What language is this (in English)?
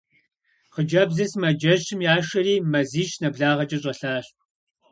Kabardian